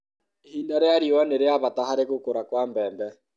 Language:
Kikuyu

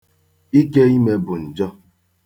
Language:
Igbo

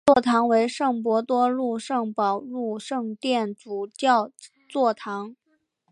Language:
Chinese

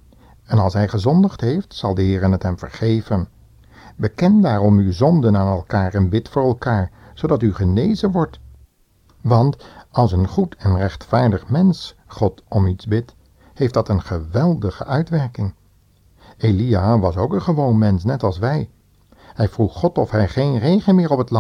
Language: Dutch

